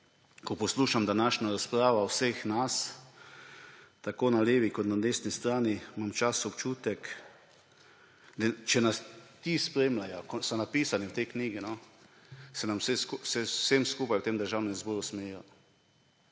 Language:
Slovenian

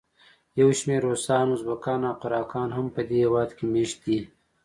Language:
Pashto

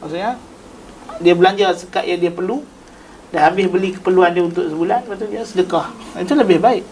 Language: Malay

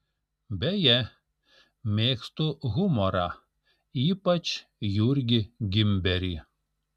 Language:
Lithuanian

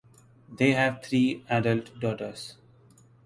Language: English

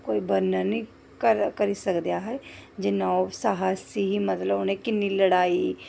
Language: Dogri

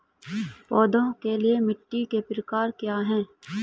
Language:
Hindi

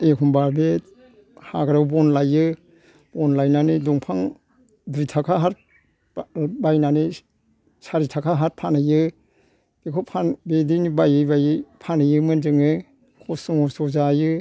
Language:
Bodo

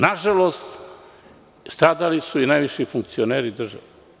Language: Serbian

